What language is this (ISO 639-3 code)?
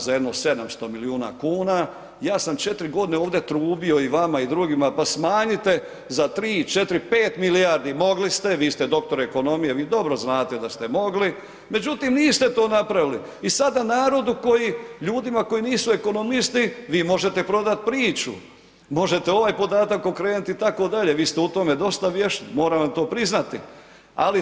hrv